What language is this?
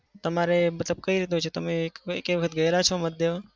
Gujarati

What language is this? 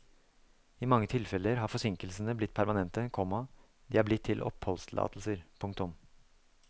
Norwegian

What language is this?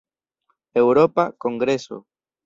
Esperanto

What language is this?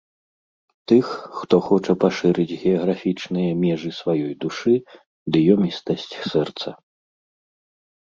Belarusian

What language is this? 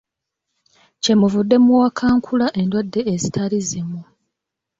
Ganda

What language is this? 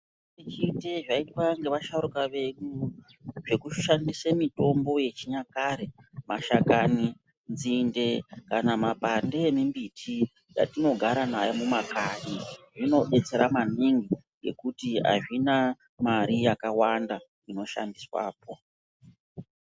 Ndau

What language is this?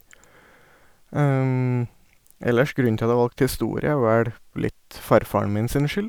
Norwegian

